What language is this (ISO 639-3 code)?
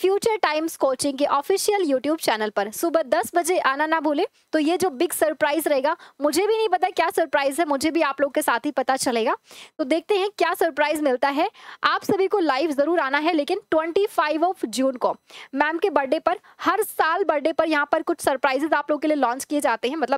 hin